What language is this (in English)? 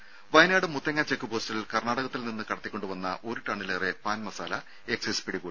Malayalam